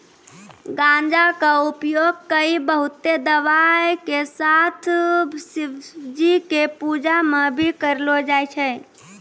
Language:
Maithili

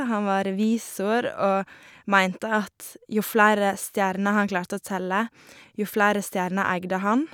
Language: Norwegian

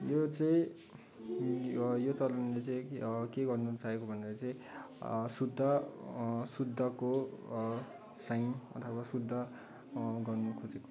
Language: Nepali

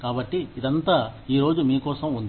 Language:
Telugu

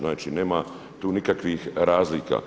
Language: Croatian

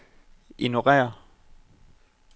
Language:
Danish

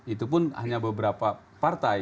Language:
Indonesian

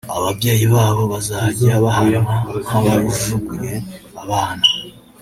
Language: Kinyarwanda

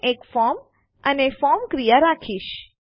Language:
Gujarati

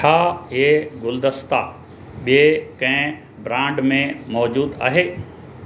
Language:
Sindhi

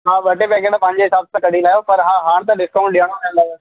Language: Sindhi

